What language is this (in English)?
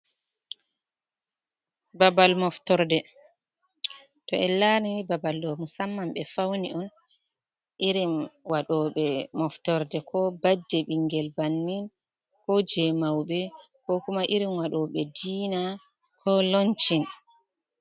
Fula